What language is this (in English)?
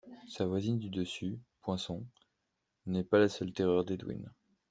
French